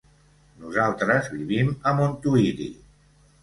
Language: Catalan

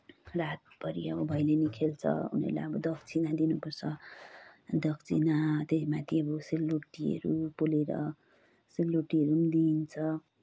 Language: Nepali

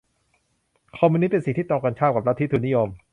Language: Thai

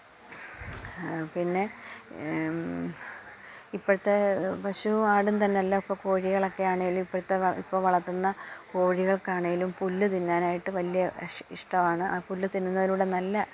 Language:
Malayalam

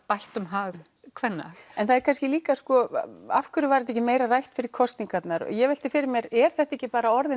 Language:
Icelandic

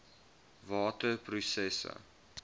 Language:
Afrikaans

